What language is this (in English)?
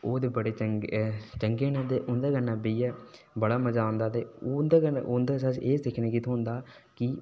Dogri